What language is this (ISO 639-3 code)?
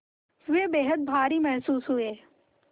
hin